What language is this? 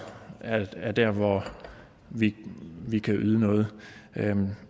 Danish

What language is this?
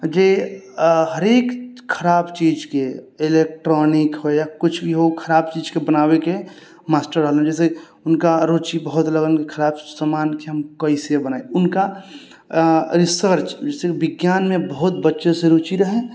Maithili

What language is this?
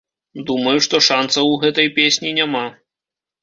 Belarusian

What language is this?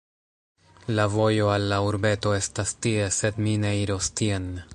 Esperanto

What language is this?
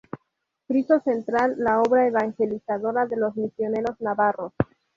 Spanish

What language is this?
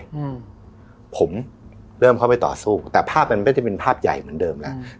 Thai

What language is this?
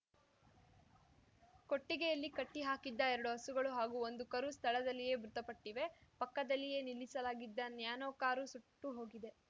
Kannada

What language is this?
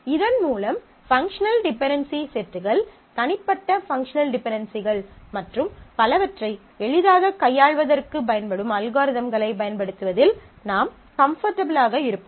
Tamil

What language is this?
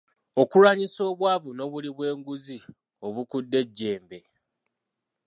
Ganda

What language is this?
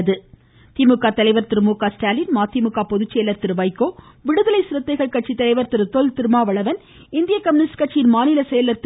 Tamil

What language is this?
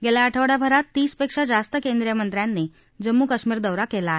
Marathi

